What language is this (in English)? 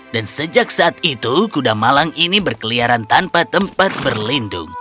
Indonesian